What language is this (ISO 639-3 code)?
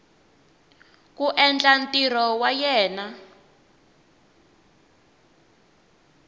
tso